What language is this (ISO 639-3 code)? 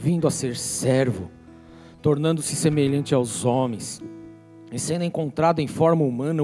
por